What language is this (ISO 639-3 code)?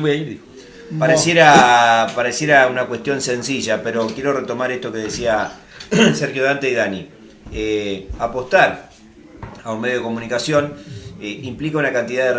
spa